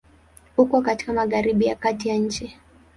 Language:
Swahili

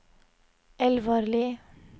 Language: Norwegian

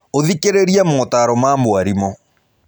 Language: Kikuyu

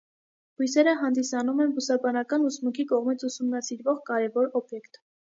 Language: Armenian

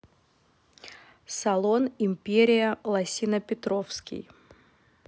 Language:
Russian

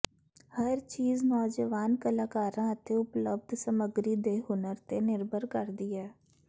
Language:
Punjabi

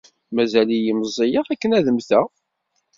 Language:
Kabyle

